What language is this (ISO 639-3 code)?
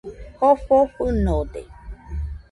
hux